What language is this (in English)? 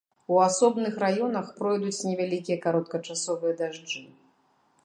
Belarusian